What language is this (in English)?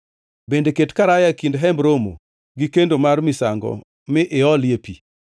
Luo (Kenya and Tanzania)